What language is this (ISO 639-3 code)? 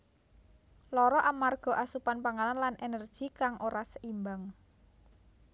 jav